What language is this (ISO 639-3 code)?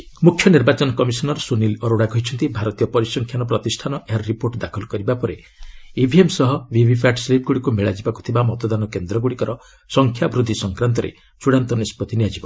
ori